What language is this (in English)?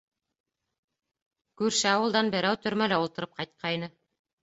Bashkir